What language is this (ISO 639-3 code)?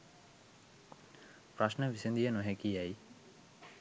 sin